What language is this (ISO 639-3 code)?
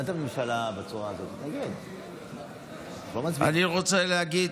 heb